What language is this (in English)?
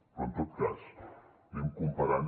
Catalan